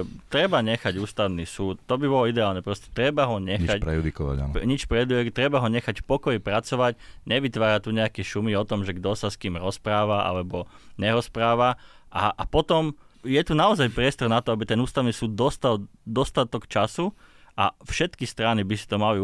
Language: Slovak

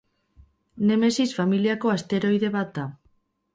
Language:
Basque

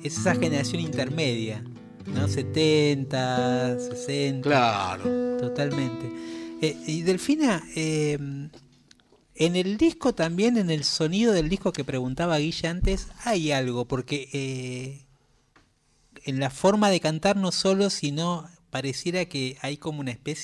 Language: Spanish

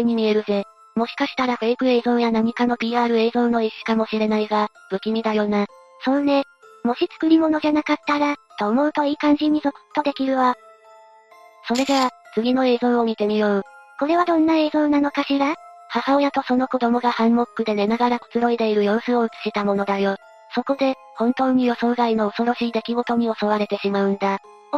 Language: Japanese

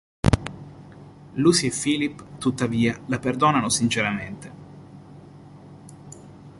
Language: Italian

